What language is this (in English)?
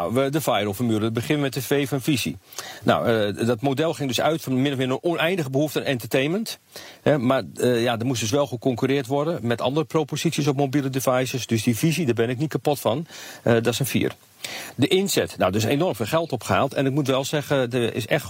Dutch